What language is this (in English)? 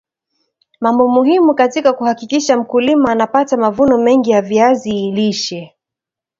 Swahili